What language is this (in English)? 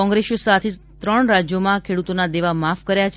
Gujarati